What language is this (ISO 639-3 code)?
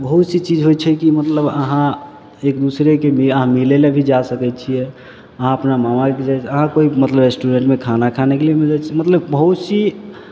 mai